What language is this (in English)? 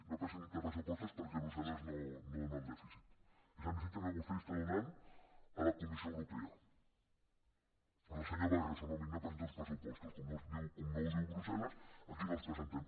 Catalan